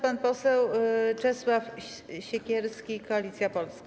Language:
Polish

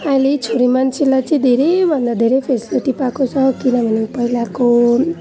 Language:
Nepali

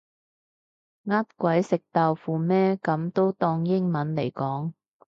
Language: Cantonese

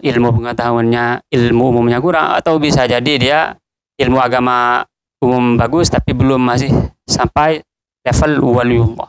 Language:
Indonesian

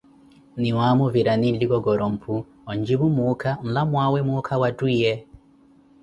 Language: Koti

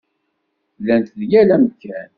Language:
Kabyle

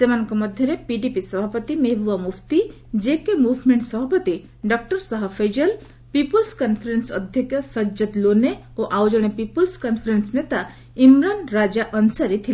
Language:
Odia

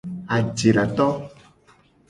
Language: Gen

